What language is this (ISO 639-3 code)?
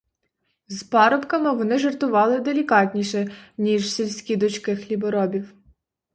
ukr